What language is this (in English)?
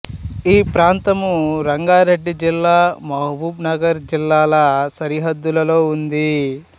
Telugu